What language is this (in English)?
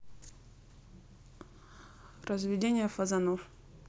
Russian